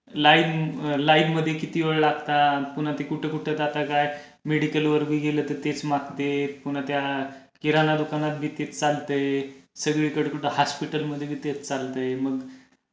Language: Marathi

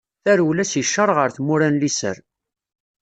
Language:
Kabyle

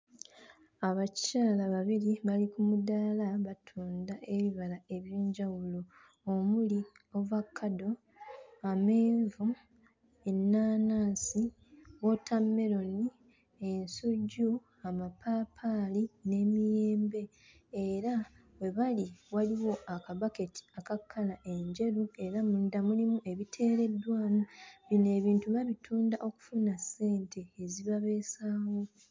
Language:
Ganda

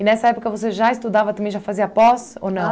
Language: Portuguese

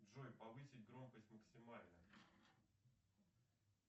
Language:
Russian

